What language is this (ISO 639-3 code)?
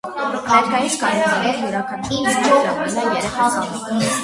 hye